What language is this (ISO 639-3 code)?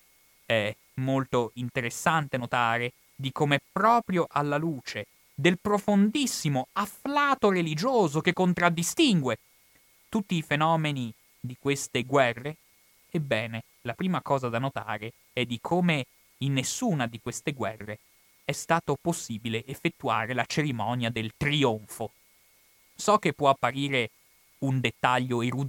ita